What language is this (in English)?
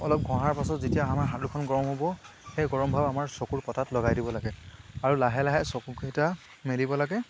Assamese